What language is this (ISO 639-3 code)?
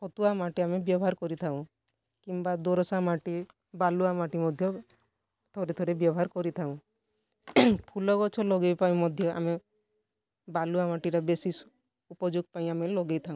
ori